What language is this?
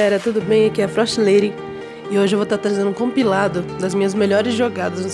Portuguese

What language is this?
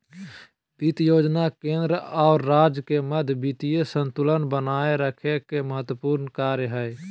Magahi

